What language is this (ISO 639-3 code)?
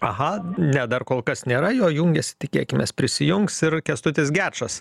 lit